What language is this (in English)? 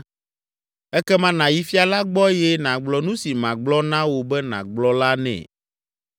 Ewe